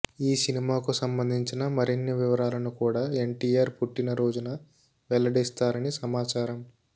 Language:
Telugu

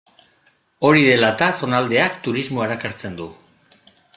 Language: Basque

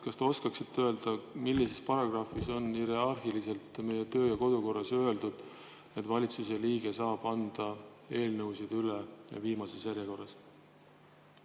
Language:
Estonian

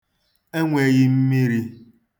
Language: Igbo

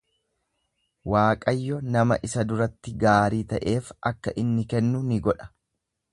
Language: Oromo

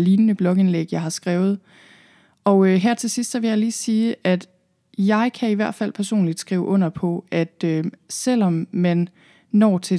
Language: Danish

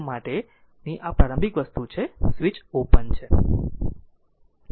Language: Gujarati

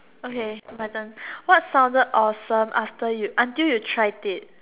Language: English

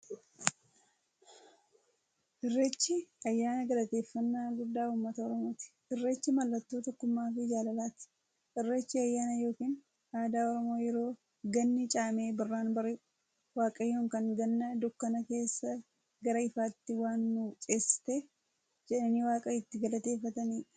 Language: Oromo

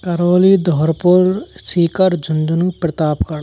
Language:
Hindi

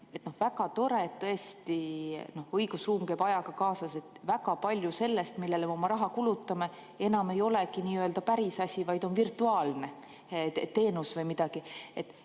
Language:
Estonian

